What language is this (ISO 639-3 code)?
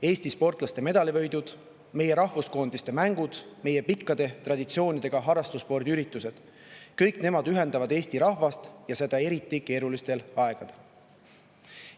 est